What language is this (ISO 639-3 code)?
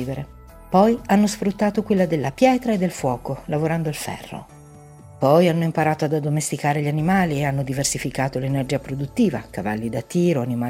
ita